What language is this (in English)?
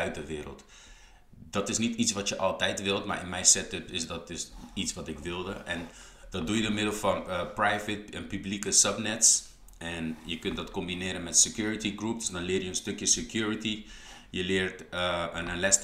Dutch